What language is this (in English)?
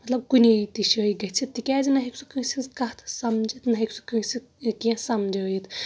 Kashmiri